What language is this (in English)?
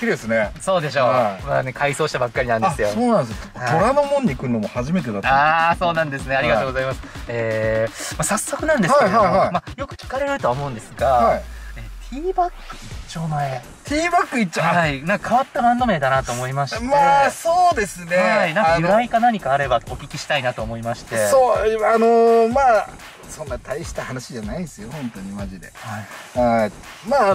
Japanese